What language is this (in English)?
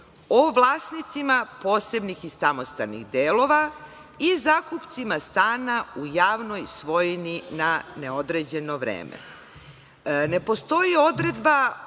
Serbian